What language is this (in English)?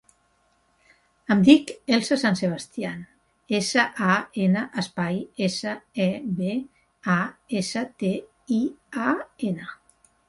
Catalan